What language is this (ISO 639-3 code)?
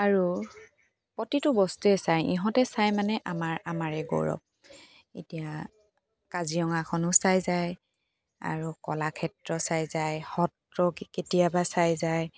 asm